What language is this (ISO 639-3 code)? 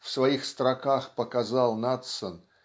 rus